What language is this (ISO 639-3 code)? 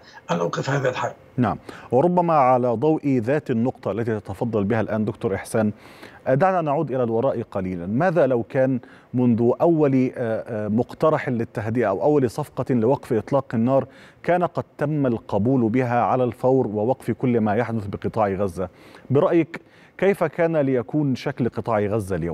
ara